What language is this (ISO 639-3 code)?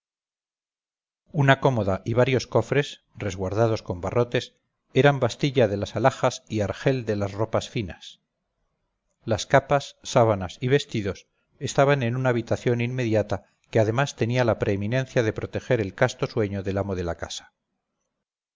spa